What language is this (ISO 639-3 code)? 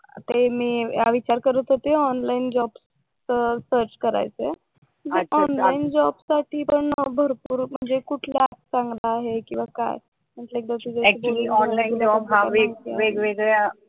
mar